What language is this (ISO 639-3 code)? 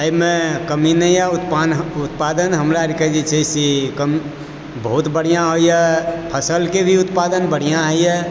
mai